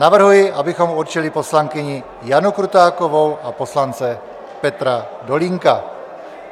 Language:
Czech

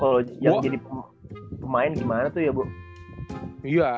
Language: Indonesian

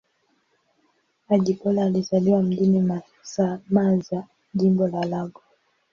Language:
Swahili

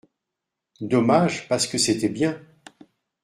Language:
French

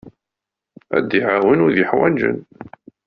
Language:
Kabyle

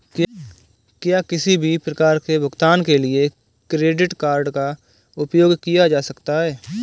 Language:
Hindi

